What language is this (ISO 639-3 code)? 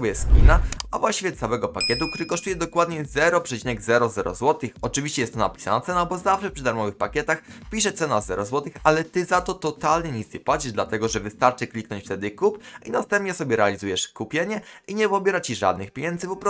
pol